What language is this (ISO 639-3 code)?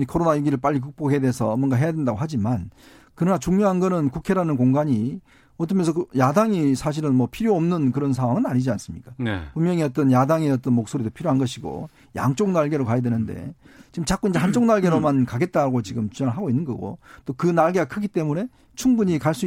kor